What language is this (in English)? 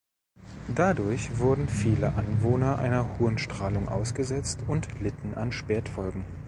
German